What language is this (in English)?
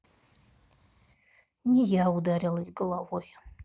Russian